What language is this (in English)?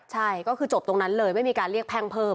Thai